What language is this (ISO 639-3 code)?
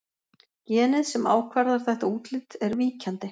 isl